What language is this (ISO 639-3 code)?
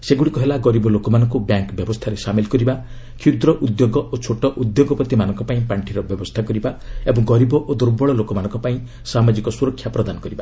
ori